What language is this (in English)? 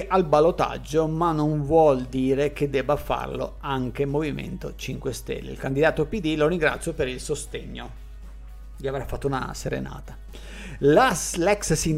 Italian